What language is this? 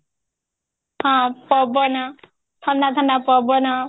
Odia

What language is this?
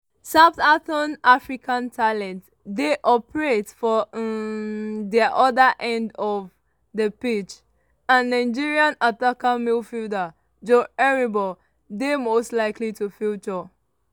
Nigerian Pidgin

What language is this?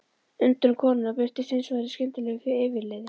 Icelandic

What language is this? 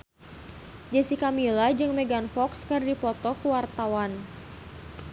Sundanese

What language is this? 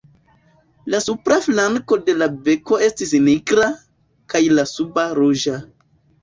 Esperanto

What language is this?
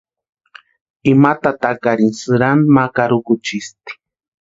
Western Highland Purepecha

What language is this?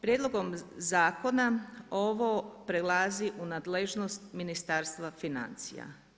Croatian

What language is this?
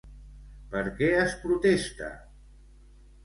Catalan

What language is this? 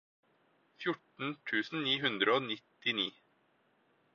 Norwegian Bokmål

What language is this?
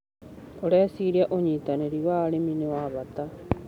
Kikuyu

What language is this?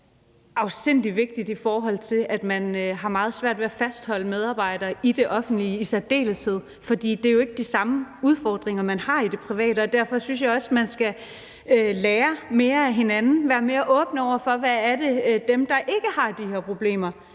Danish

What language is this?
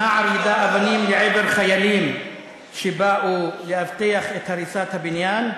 Hebrew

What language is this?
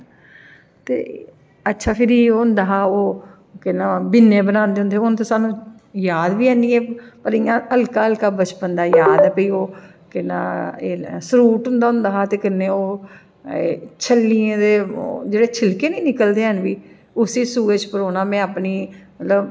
Dogri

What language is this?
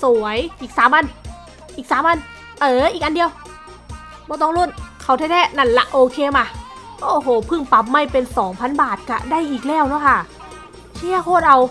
Thai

